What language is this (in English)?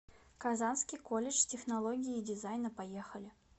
Russian